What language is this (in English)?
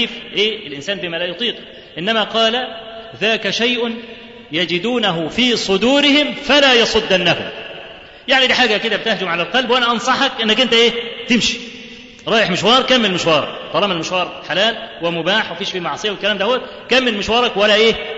Arabic